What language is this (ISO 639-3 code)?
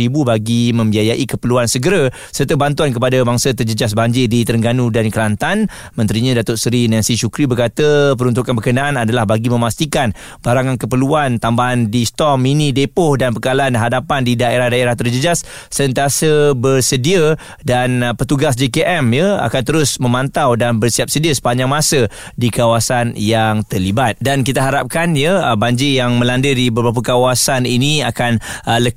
msa